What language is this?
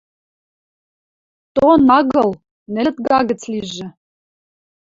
Western Mari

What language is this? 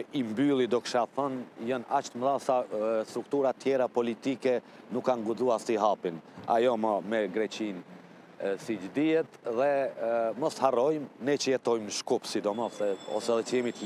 Romanian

